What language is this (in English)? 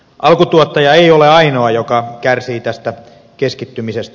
Finnish